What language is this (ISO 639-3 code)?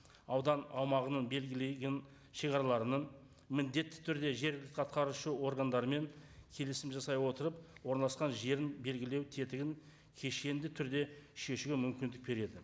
kaz